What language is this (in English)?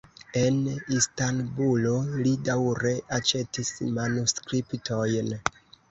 Esperanto